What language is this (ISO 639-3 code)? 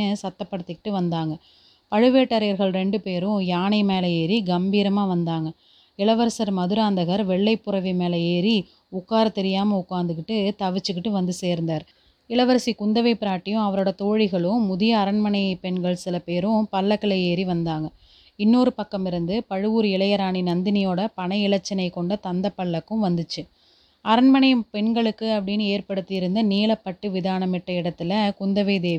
tam